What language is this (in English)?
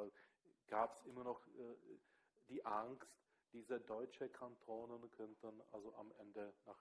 German